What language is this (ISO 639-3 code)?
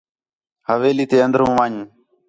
xhe